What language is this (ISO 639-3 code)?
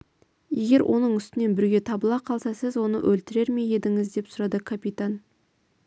kaz